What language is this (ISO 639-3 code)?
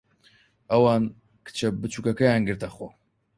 ckb